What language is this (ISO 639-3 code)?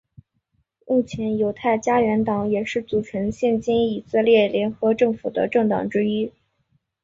zho